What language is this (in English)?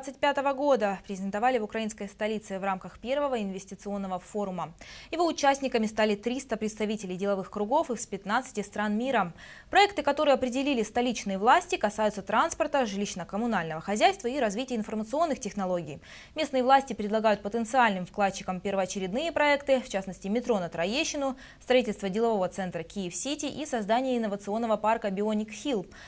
Russian